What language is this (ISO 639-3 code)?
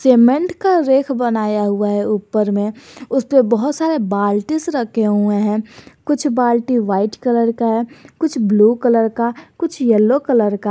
hin